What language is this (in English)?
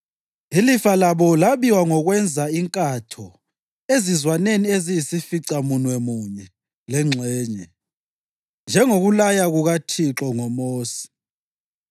North Ndebele